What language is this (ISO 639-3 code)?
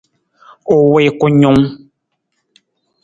nmz